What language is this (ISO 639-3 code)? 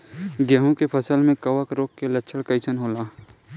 bho